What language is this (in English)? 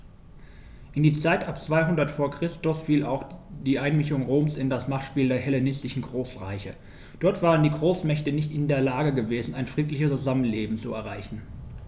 German